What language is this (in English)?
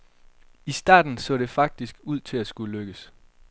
Danish